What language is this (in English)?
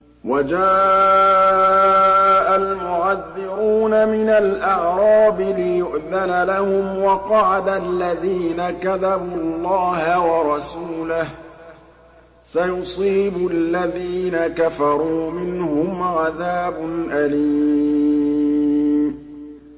Arabic